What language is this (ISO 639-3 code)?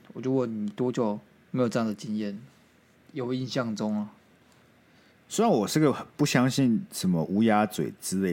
zho